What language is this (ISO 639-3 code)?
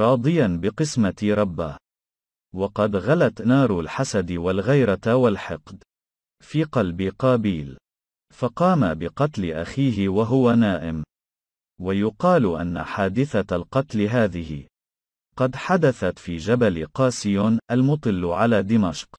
ara